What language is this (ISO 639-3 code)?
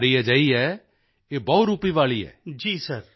pan